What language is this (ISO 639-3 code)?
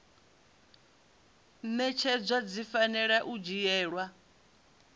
ven